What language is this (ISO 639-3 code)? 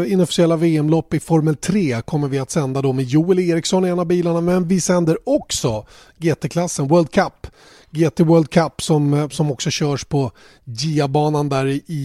swe